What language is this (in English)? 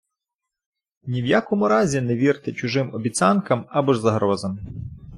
Ukrainian